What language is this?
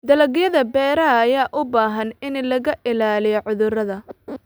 Somali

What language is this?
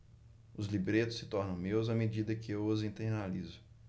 Portuguese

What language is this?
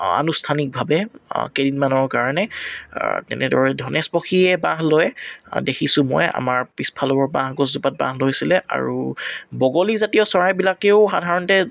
Assamese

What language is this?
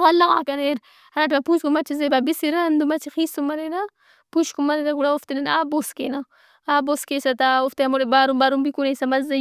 Brahui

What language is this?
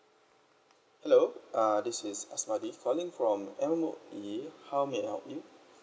English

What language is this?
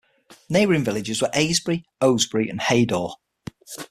English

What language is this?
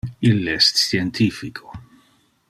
Interlingua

